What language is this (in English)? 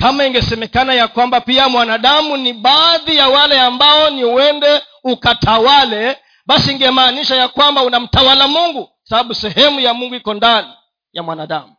Swahili